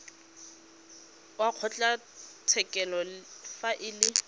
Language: Tswana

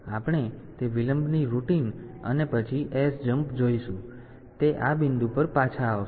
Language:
Gujarati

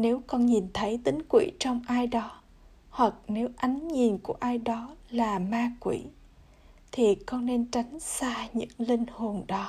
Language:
Vietnamese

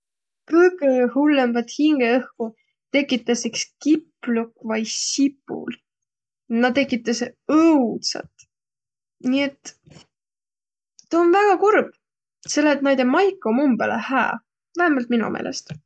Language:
Võro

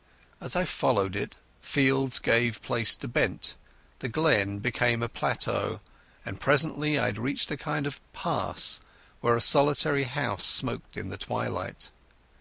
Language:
English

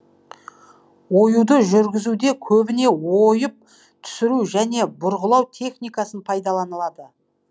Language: Kazakh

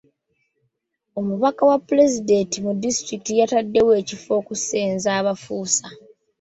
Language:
Ganda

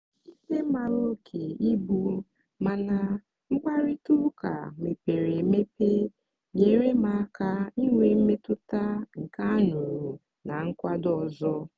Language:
Igbo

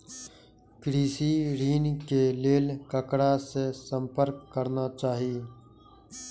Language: Maithili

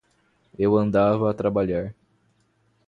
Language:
Portuguese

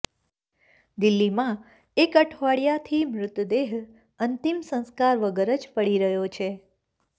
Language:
Gujarati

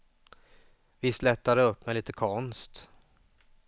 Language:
Swedish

